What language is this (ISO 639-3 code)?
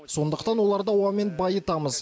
kaz